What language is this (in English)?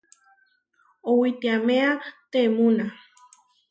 Huarijio